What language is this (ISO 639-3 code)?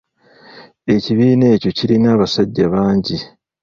lug